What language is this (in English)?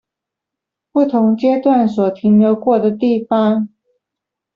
Chinese